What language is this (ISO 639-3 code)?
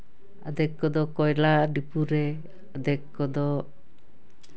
sat